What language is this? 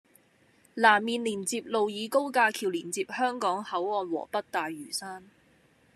Cantonese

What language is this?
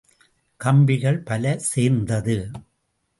Tamil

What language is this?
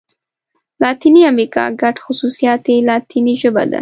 Pashto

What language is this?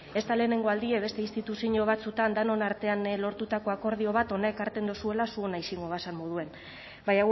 Basque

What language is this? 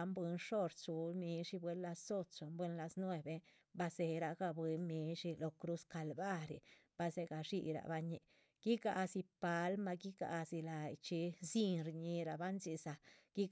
Chichicapan Zapotec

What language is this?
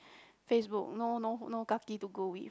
English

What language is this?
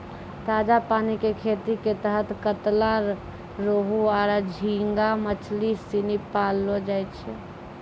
Maithili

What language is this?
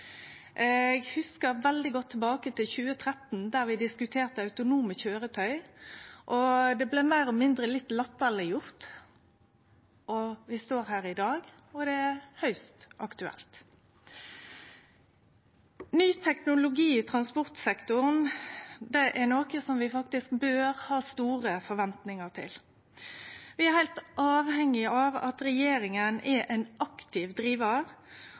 Norwegian Nynorsk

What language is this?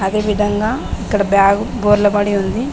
Telugu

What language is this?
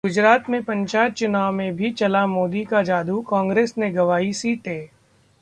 Hindi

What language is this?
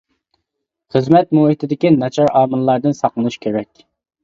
Uyghur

